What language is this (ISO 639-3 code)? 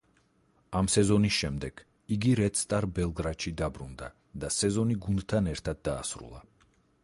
kat